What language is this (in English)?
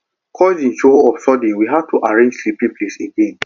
Nigerian Pidgin